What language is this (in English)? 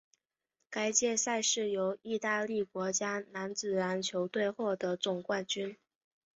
Chinese